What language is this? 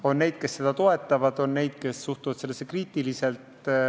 Estonian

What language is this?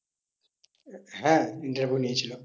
Bangla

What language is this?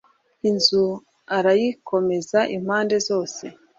Kinyarwanda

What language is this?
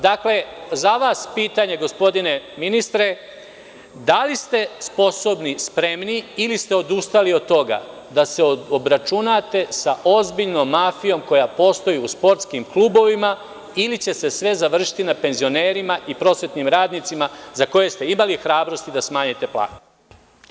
Serbian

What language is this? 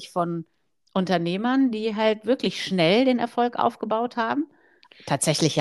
German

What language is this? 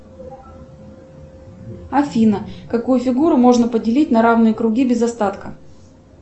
Russian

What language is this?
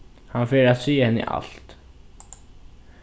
Faroese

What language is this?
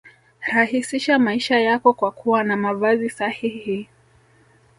Swahili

